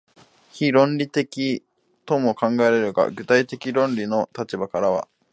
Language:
Japanese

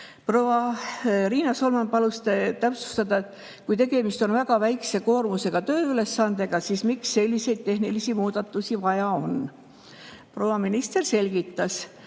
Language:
Estonian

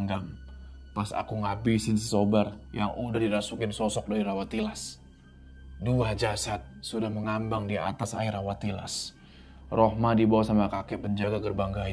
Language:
Indonesian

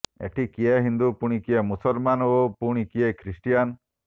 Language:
Odia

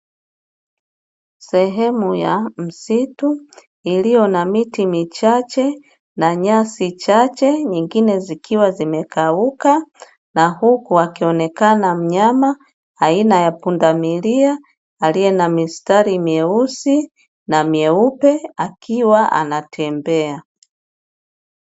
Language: Swahili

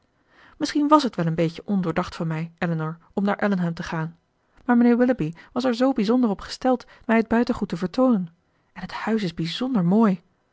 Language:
Dutch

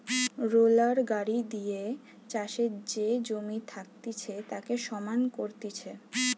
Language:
Bangla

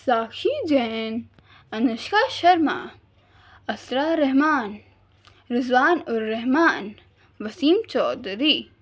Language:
Urdu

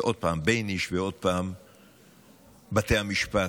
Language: Hebrew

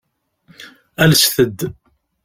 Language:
Kabyle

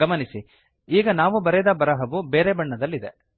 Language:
Kannada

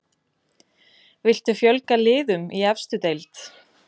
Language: Icelandic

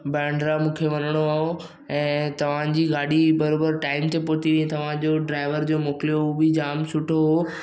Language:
Sindhi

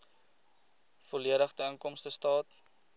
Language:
Afrikaans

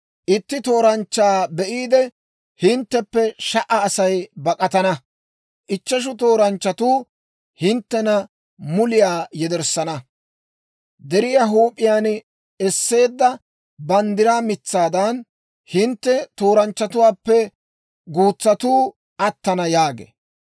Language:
Dawro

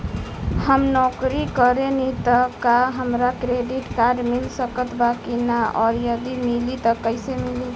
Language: Bhojpuri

